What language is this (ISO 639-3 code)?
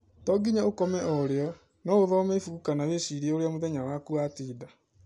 kik